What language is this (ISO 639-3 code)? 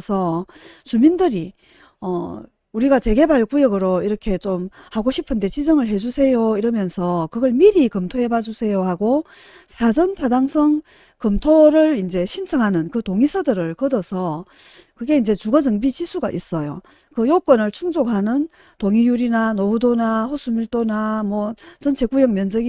kor